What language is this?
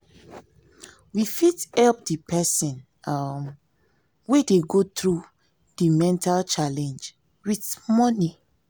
Nigerian Pidgin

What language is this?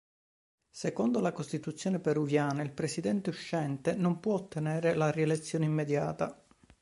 Italian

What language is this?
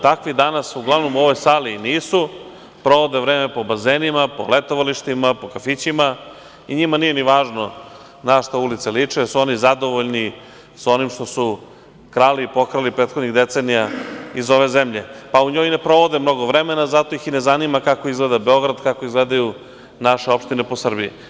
Serbian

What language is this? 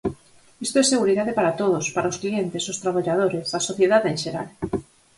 Galician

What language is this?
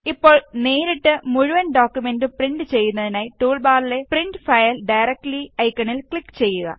Malayalam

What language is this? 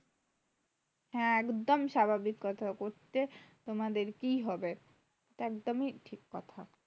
Bangla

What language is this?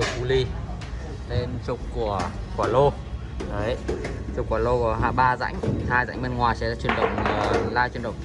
Vietnamese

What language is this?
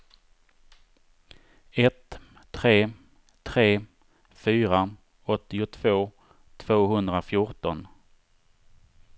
Swedish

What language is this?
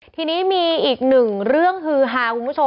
Thai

